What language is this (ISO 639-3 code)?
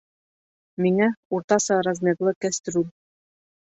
bak